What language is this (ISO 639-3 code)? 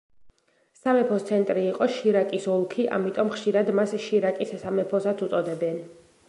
kat